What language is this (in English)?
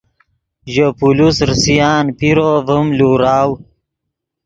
Yidgha